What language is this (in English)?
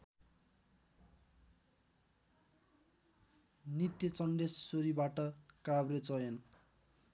Nepali